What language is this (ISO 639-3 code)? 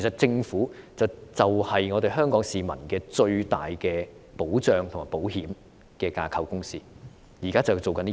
yue